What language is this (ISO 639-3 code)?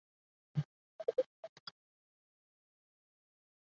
zho